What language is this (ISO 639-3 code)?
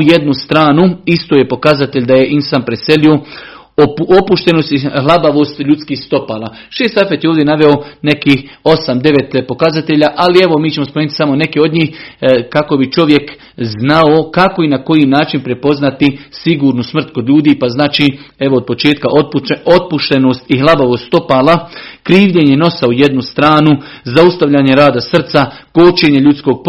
hrv